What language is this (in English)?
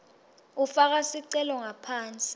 Swati